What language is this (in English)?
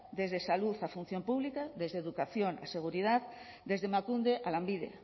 Spanish